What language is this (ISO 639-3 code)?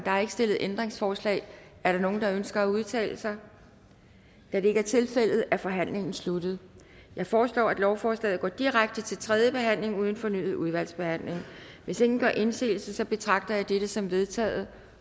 dan